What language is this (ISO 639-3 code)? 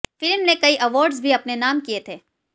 hin